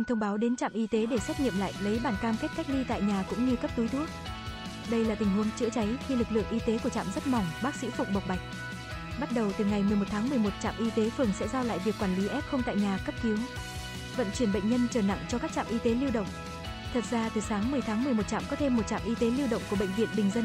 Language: Vietnamese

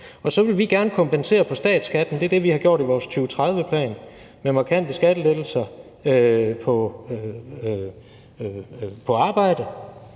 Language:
Danish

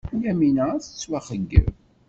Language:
Kabyle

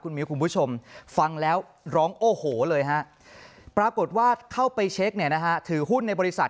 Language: Thai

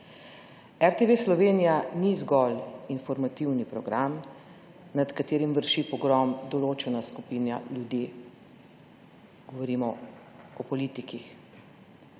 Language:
Slovenian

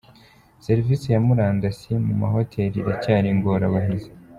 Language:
Kinyarwanda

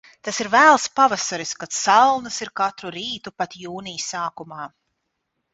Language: Latvian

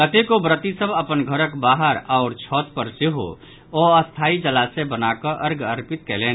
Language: Maithili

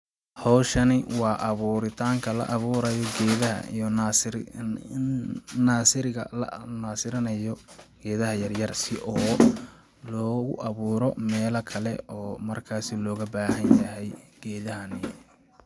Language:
Somali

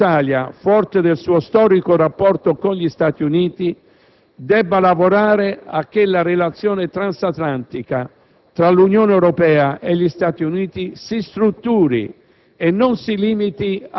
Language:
Italian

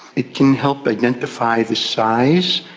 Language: English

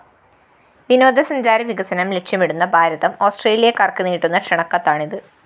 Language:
Malayalam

